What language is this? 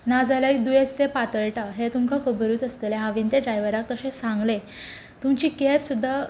Konkani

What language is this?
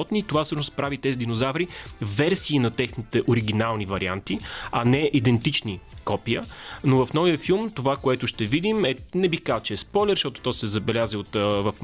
Bulgarian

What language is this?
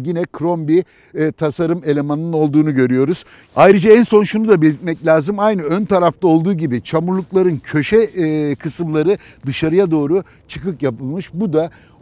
Turkish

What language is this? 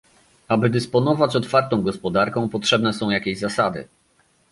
Polish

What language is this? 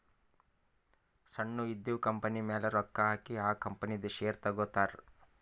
Kannada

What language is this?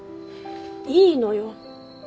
Japanese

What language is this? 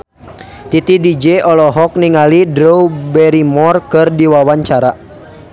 Sundanese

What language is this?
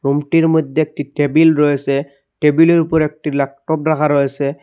Bangla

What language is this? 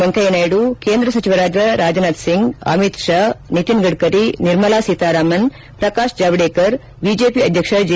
Kannada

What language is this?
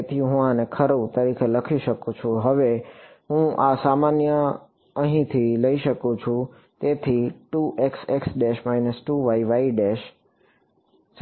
Gujarati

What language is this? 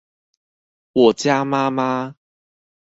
Chinese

